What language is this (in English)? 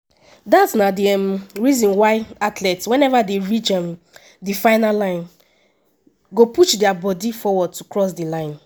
Nigerian Pidgin